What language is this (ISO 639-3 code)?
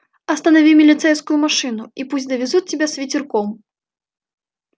rus